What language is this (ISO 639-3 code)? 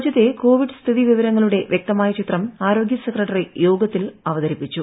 mal